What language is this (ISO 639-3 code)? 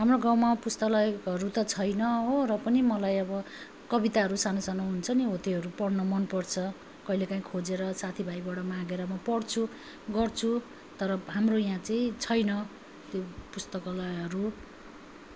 nep